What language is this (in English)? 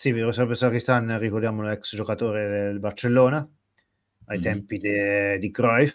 Italian